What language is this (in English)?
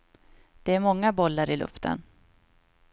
Swedish